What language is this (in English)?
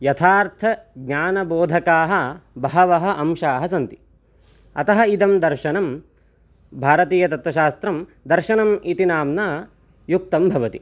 Sanskrit